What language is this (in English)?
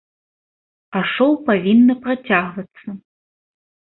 Belarusian